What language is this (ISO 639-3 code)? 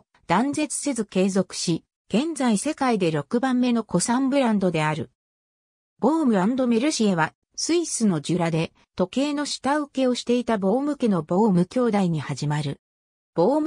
jpn